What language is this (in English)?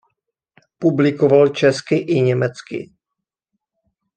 Czech